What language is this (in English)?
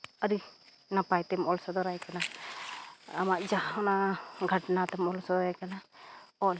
Santali